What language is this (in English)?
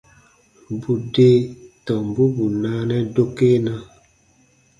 Baatonum